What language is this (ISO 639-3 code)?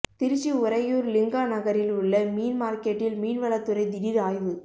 tam